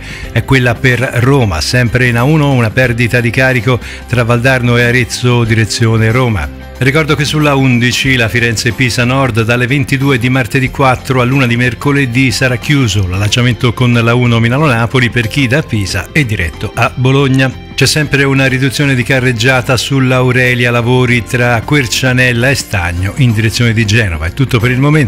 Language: Italian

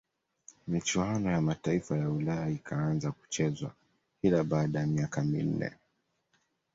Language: Swahili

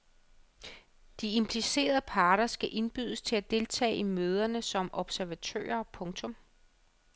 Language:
Danish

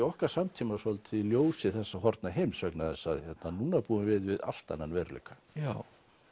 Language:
Icelandic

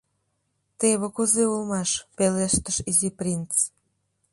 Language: Mari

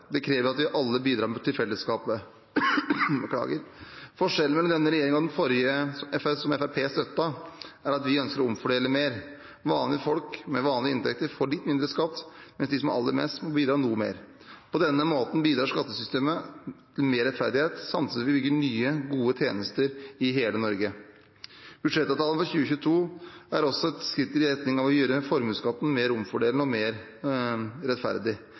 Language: Norwegian Bokmål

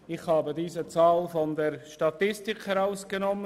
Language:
Swiss German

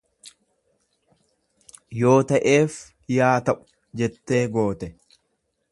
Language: Oromo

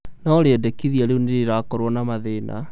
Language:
Kikuyu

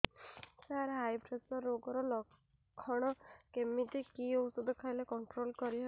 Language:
Odia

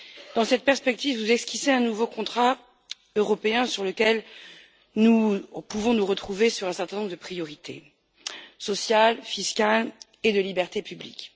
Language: French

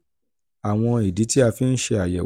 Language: Yoruba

